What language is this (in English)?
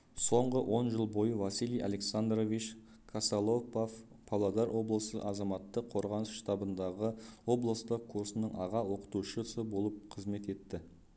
Kazakh